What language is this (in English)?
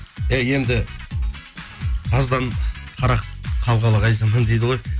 Kazakh